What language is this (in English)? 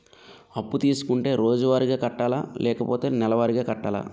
Telugu